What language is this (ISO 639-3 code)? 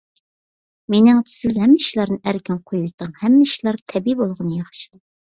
uig